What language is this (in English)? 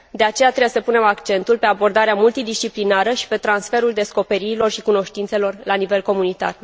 Romanian